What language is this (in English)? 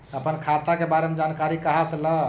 Magahi